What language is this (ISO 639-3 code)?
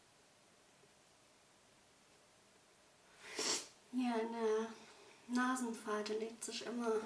deu